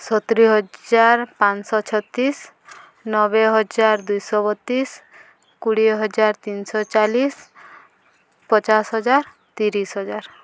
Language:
Odia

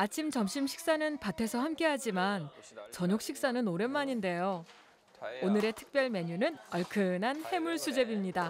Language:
Korean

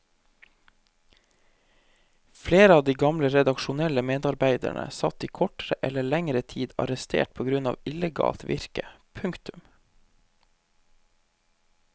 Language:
Norwegian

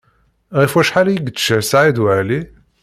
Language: Kabyle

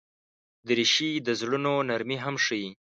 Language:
Pashto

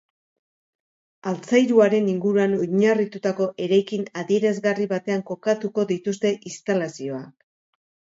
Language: Basque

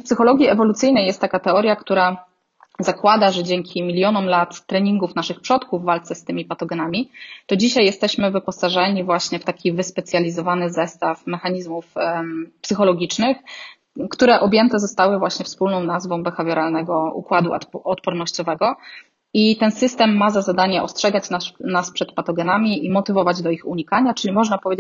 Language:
Polish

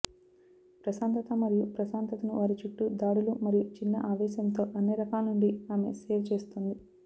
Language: Telugu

